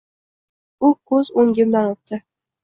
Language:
Uzbek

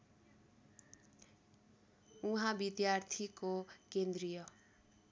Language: Nepali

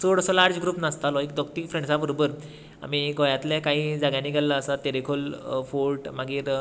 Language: Konkani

